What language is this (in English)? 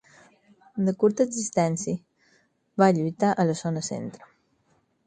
Catalan